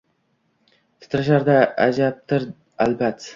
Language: Uzbek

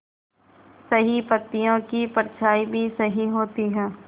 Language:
Hindi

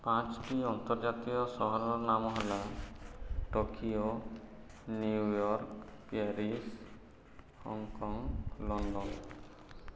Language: Odia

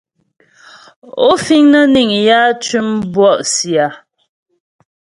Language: Ghomala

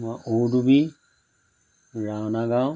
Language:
Assamese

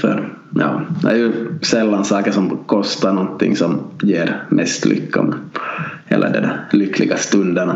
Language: Swedish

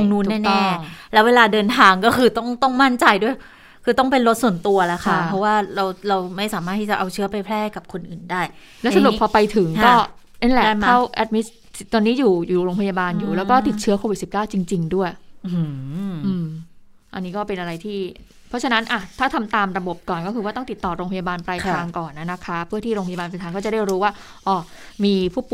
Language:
Thai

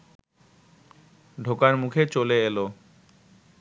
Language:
Bangla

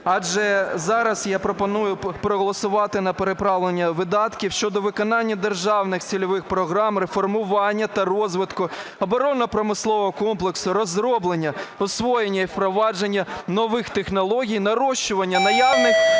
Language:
Ukrainian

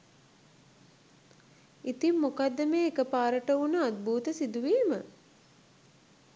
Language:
Sinhala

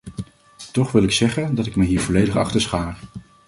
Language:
Dutch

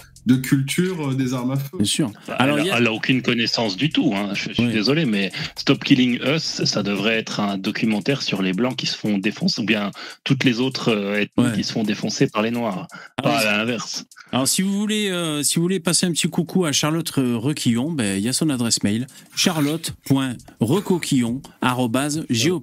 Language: French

